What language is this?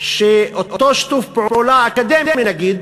Hebrew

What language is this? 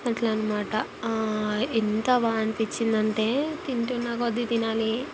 Telugu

